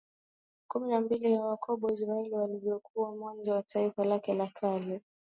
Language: Swahili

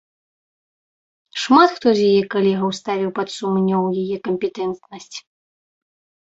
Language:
Belarusian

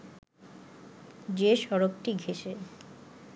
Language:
Bangla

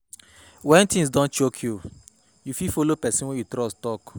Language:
Nigerian Pidgin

